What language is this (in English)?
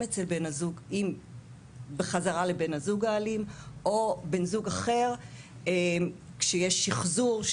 Hebrew